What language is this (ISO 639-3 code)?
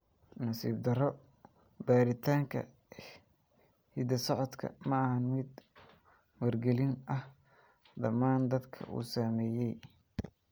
som